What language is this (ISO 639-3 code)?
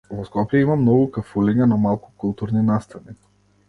mkd